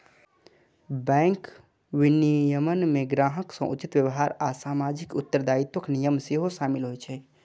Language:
Maithili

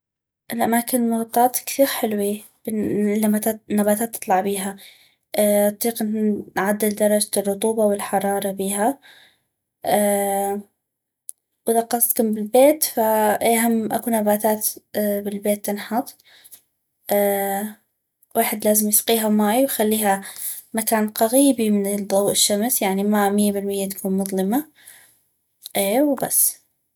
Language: North Mesopotamian Arabic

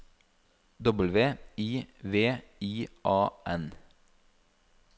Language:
Norwegian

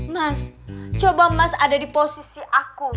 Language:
Indonesian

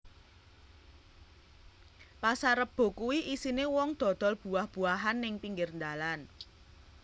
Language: Javanese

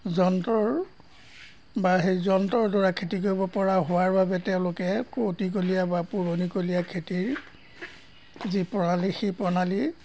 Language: Assamese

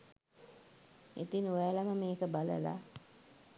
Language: Sinhala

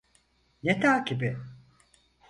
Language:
Turkish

